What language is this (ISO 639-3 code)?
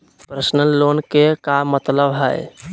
mag